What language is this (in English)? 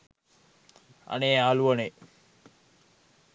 Sinhala